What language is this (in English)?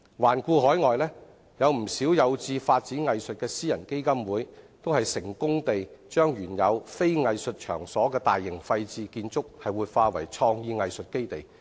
Cantonese